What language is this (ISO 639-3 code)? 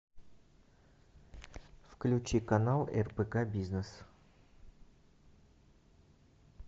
rus